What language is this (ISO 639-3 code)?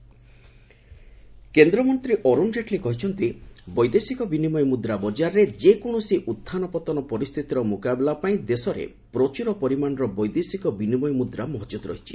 ori